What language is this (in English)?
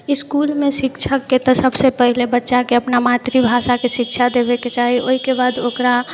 Maithili